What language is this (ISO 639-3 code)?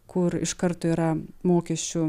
lit